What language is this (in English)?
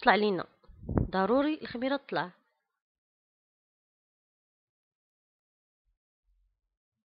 Arabic